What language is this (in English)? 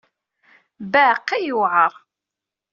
Kabyle